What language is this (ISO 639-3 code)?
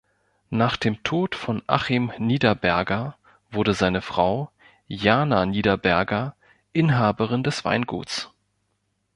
deu